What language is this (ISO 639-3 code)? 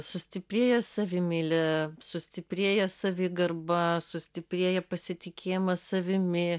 lit